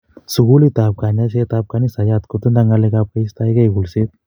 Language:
Kalenjin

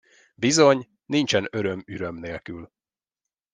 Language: Hungarian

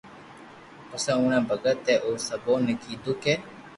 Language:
Loarki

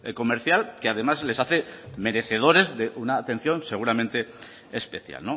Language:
Spanish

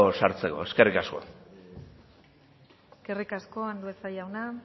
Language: Basque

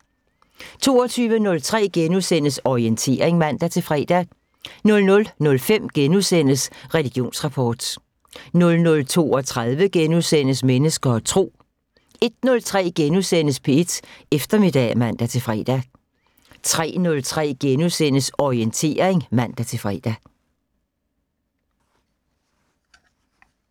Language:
Danish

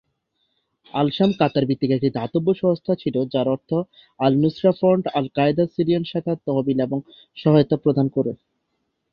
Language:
Bangla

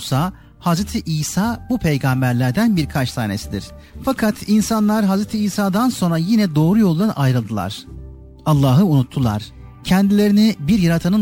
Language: Turkish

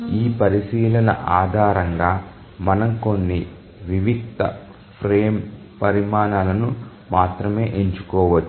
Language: Telugu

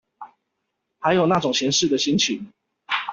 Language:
Chinese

